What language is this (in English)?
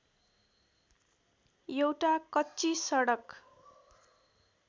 Nepali